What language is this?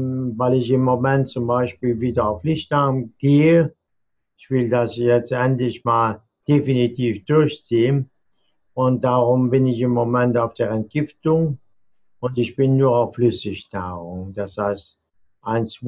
German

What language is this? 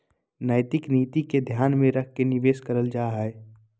Magahi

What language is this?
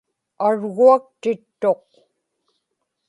Inupiaq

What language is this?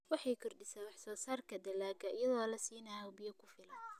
Somali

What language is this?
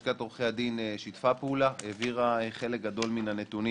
Hebrew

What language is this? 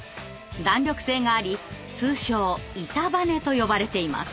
Japanese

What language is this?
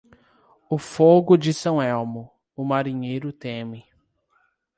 Portuguese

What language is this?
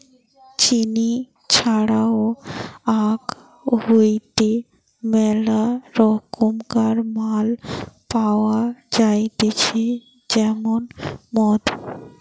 Bangla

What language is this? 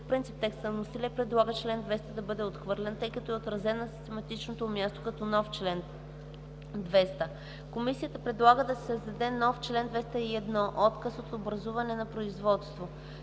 Bulgarian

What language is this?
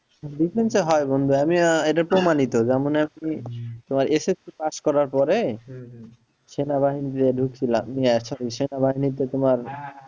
Bangla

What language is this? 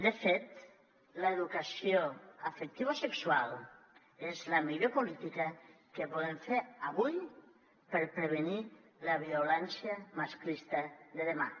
Catalan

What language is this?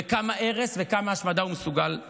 Hebrew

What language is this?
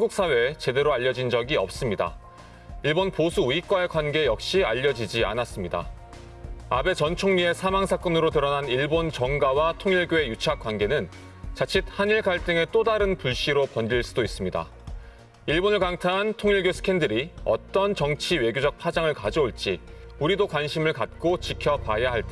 Korean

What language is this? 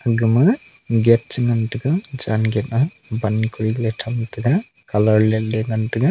Wancho Naga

